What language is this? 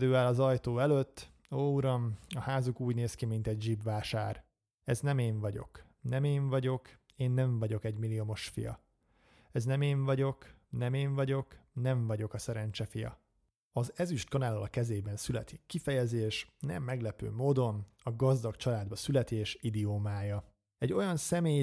Hungarian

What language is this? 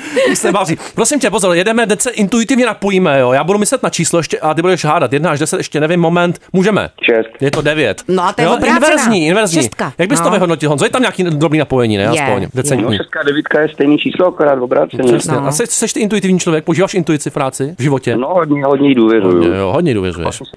Czech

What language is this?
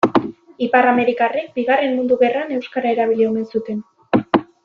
Basque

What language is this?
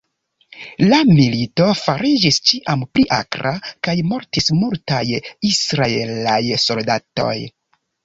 Esperanto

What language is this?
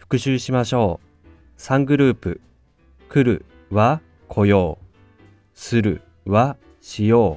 Japanese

